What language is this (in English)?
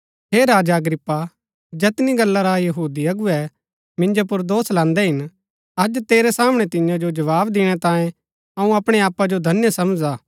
Gaddi